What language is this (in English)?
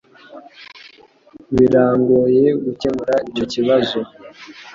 Kinyarwanda